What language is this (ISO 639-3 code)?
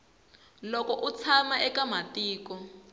tso